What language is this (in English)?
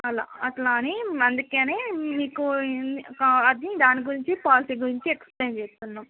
Telugu